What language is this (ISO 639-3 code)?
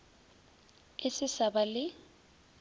nso